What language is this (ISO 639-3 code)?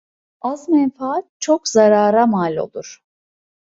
tur